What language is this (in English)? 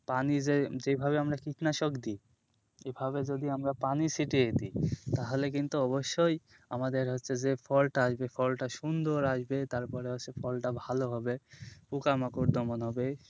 Bangla